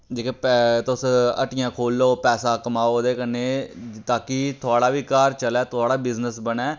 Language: Dogri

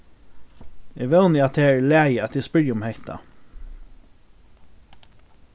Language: Faroese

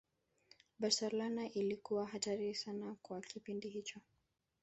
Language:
Swahili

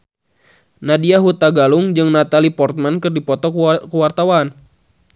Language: Sundanese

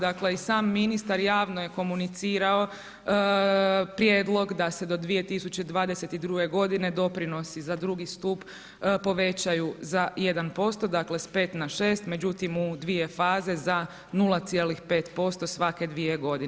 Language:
Croatian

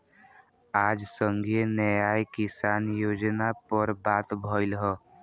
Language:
Bhojpuri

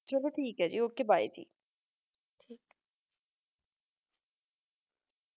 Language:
Punjabi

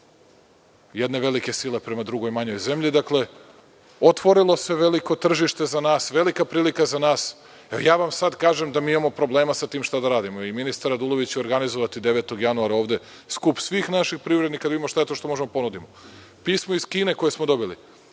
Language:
Serbian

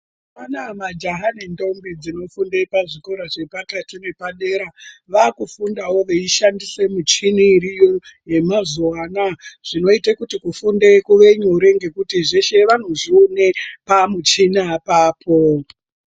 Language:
Ndau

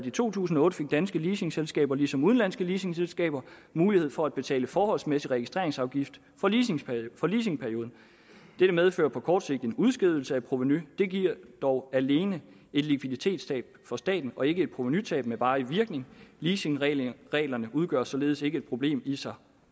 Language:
Danish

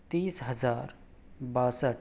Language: Urdu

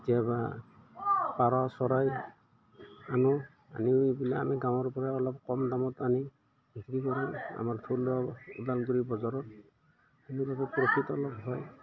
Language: Assamese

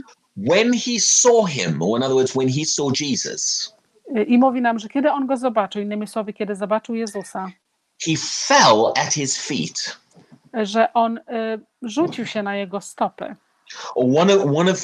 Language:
Polish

